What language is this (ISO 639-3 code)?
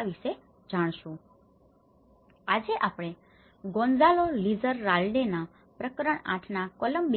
guj